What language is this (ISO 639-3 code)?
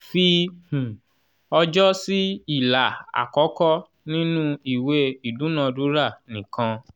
yor